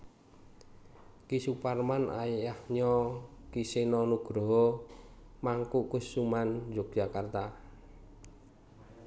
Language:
Javanese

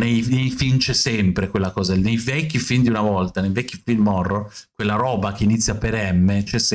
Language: Italian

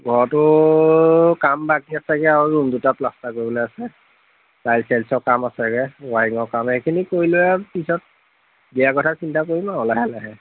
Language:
Assamese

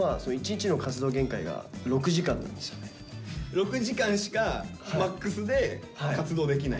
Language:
Japanese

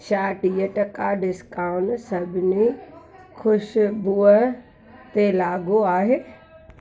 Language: Sindhi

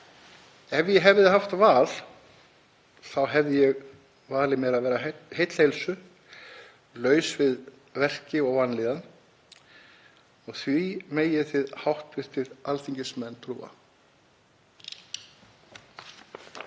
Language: Icelandic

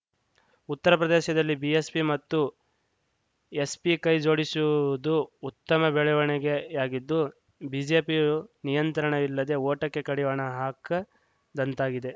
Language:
Kannada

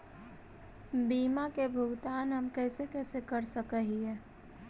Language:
Magahi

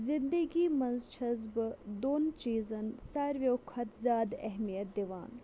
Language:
Kashmiri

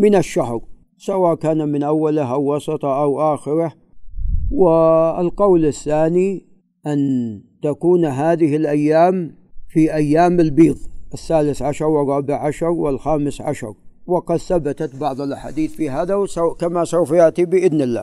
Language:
Arabic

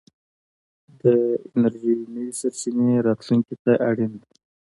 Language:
Pashto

